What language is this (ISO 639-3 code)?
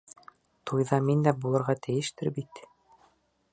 bak